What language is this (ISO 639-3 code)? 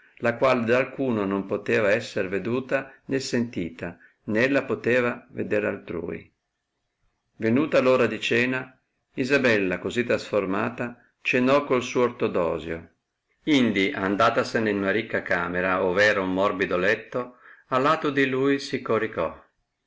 ita